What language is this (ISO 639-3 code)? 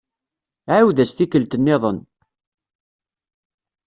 kab